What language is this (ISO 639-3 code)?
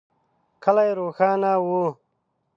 pus